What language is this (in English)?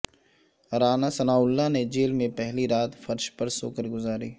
Urdu